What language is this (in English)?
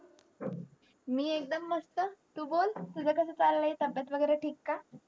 Marathi